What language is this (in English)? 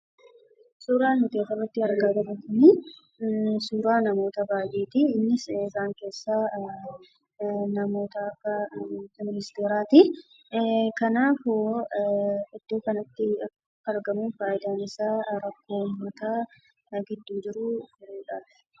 Oromo